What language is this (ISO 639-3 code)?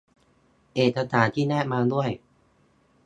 tha